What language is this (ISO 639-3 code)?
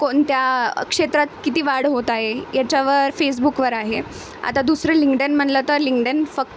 mar